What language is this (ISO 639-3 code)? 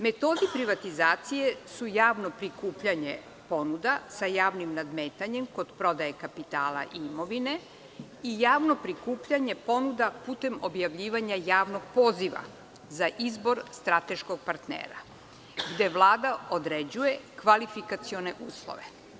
srp